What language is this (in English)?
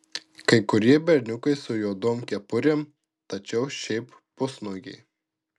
Lithuanian